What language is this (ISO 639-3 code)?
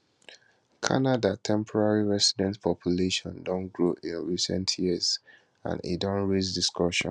pcm